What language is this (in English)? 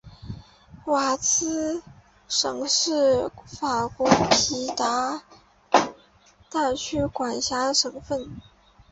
Chinese